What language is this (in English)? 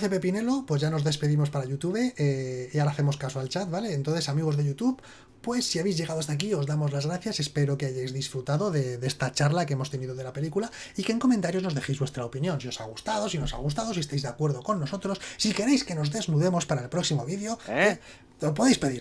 Spanish